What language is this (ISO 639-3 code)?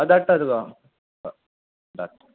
kok